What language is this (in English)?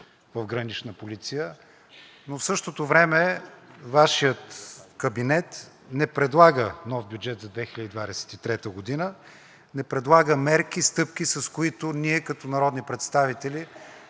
Bulgarian